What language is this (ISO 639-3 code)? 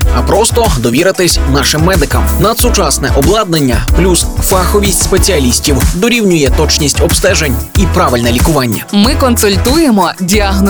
ukr